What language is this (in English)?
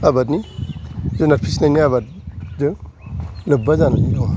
Bodo